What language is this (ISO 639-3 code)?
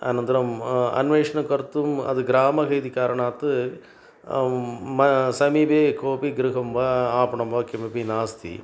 san